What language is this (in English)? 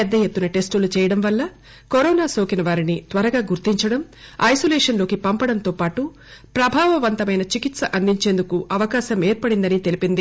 Telugu